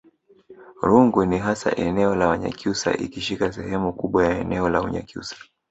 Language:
Swahili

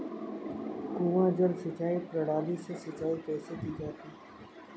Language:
Hindi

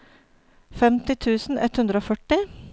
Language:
Norwegian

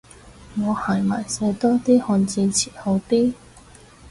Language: Cantonese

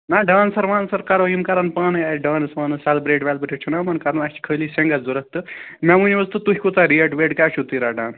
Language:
Kashmiri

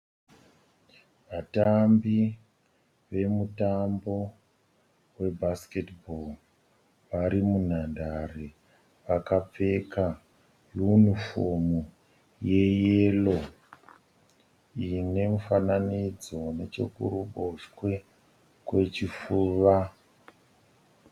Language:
Shona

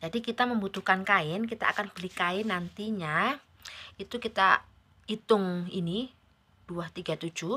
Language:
Indonesian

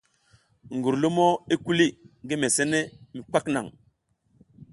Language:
South Giziga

